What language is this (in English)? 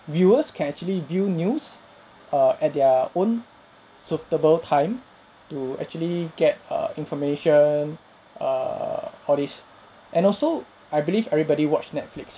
English